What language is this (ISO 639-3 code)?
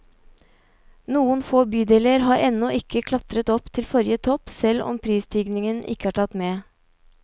nor